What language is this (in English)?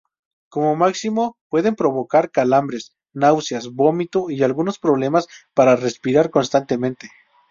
Spanish